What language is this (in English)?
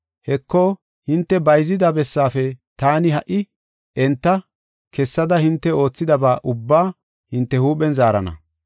Gofa